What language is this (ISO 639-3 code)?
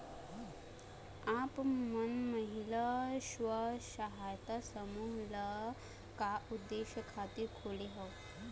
hne